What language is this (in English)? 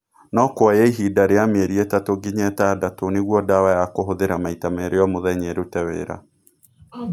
Kikuyu